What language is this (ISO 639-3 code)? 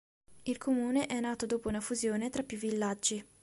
ita